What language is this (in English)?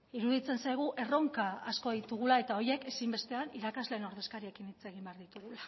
Basque